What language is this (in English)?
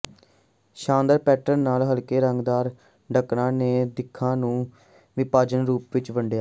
Punjabi